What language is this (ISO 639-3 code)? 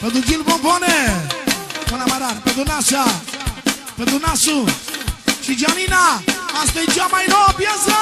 ron